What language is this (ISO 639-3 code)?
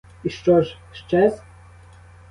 ukr